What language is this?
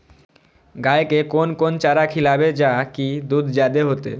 Maithili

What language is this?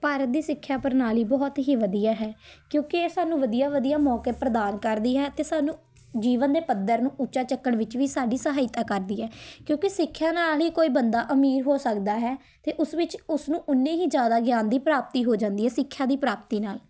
Punjabi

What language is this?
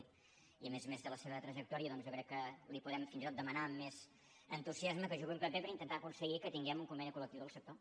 Catalan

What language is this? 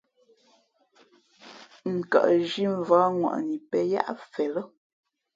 Fe'fe'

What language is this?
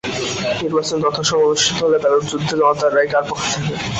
Bangla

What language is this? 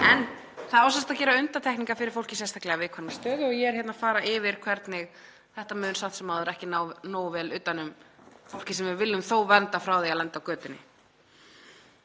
Icelandic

